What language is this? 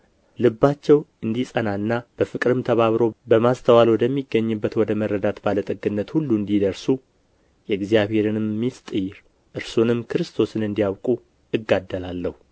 Amharic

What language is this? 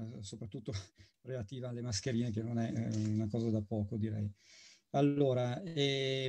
Italian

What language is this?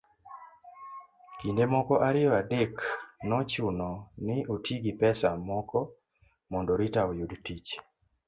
Luo (Kenya and Tanzania)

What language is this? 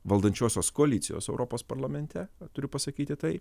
Lithuanian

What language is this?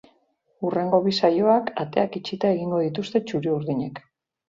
Basque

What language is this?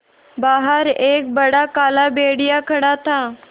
Hindi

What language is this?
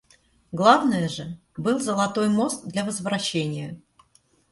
Russian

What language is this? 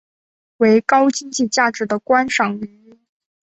Chinese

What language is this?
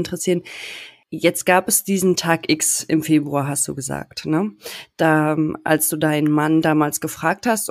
German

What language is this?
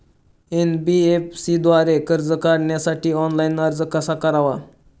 Marathi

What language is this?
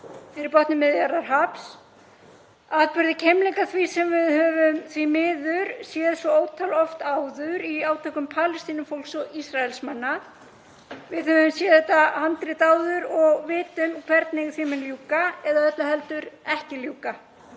Icelandic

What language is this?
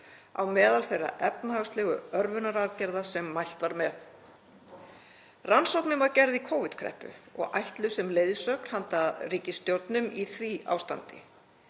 Icelandic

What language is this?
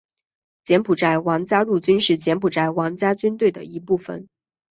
Chinese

